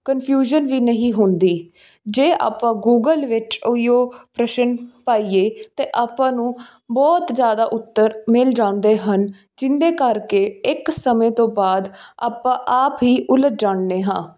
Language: Punjabi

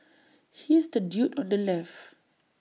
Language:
English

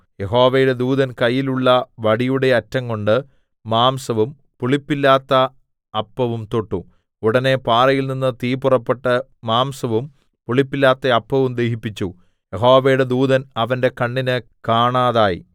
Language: Malayalam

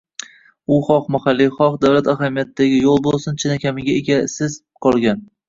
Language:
Uzbek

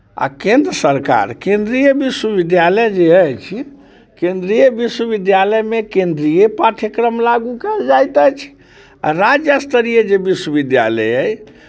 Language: Maithili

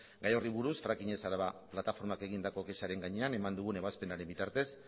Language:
Basque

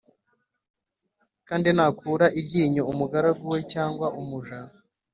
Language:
Kinyarwanda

